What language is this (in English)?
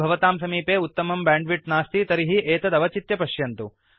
Sanskrit